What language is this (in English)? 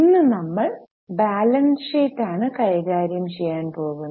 Malayalam